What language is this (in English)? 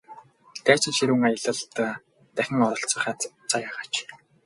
Mongolian